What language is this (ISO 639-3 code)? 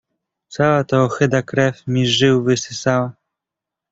pol